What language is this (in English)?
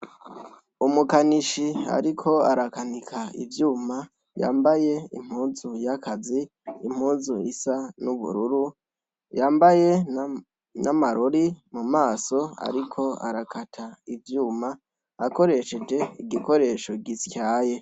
Rundi